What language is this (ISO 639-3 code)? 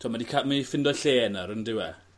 cym